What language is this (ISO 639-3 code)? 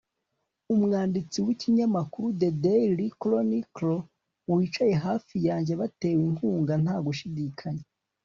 kin